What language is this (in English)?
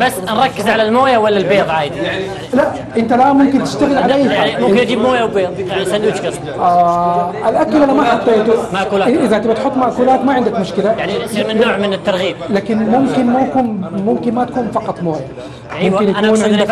Arabic